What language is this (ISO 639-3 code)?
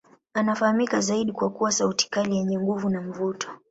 swa